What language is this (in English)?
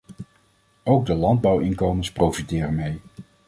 Dutch